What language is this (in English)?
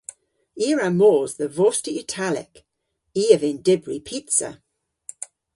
Cornish